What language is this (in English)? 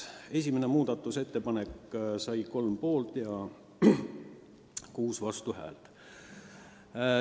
Estonian